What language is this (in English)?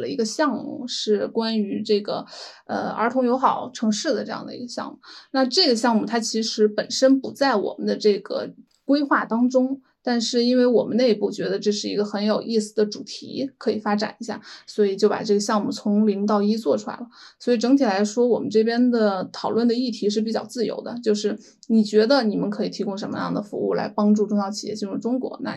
Chinese